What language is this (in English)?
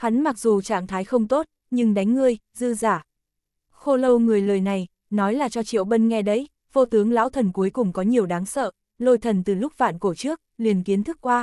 Vietnamese